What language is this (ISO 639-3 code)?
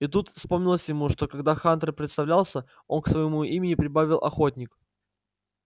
rus